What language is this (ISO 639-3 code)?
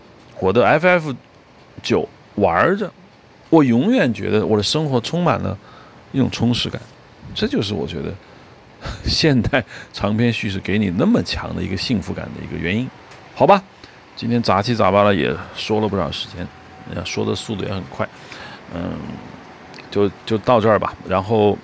zho